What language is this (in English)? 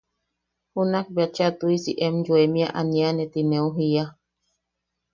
Yaqui